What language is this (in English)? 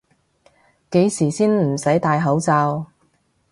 Cantonese